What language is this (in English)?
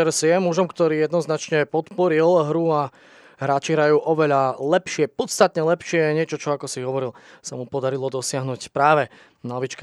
Slovak